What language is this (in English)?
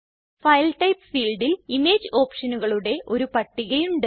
Malayalam